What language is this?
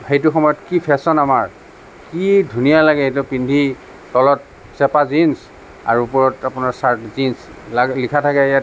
Assamese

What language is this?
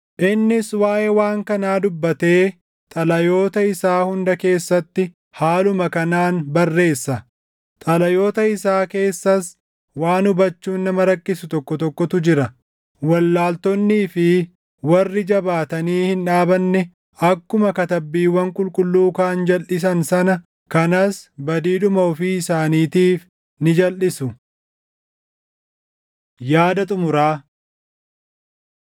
Oromo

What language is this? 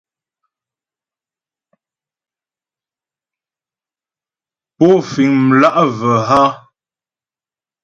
Ghomala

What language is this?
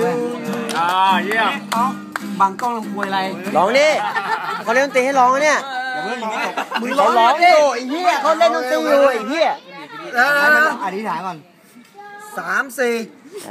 Thai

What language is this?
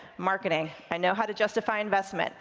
English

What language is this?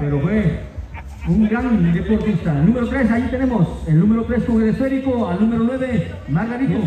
Spanish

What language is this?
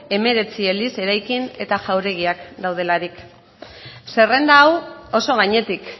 Basque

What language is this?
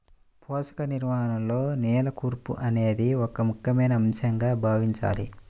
Telugu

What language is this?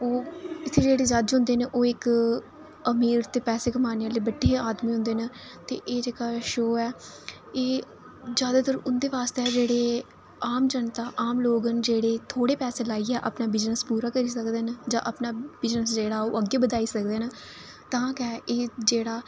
Dogri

